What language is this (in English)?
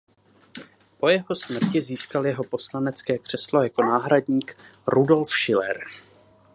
Czech